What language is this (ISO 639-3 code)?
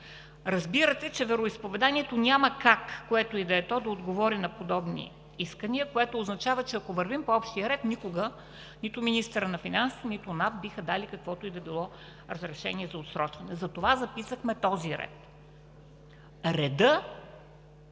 bul